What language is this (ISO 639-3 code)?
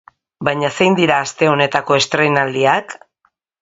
eus